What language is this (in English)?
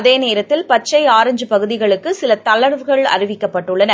Tamil